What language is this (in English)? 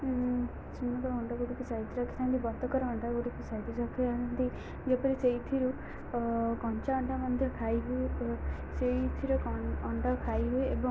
Odia